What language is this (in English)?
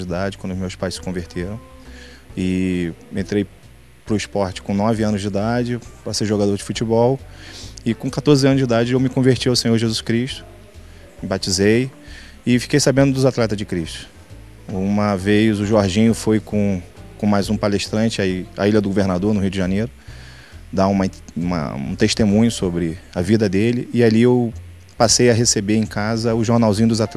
Portuguese